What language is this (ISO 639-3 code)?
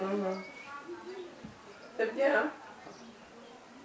wol